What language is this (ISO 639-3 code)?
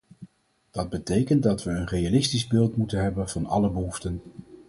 nld